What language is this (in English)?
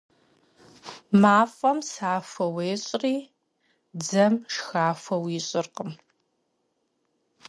Kabardian